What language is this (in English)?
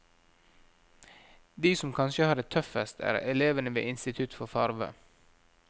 Norwegian